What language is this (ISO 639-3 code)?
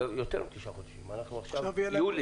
heb